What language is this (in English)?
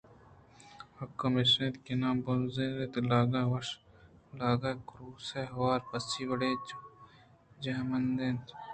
Eastern Balochi